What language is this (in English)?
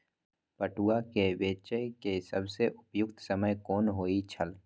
Maithili